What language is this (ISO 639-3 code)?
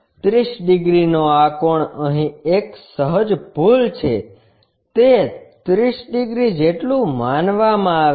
guj